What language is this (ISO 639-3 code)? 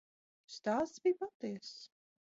lav